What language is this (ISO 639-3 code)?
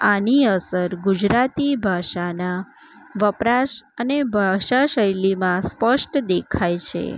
guj